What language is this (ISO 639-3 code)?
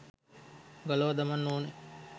sin